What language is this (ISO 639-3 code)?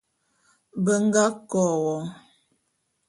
bum